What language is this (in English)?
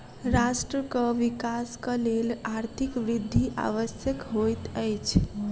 Maithili